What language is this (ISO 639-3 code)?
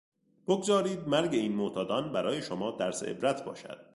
fas